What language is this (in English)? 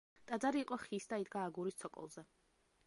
Georgian